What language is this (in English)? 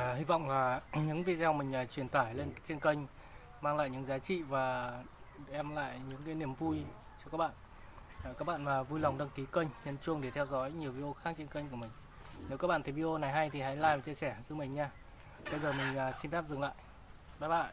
Vietnamese